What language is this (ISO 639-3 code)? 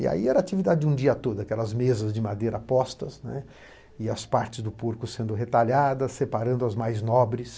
por